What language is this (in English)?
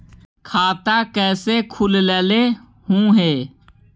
Magahi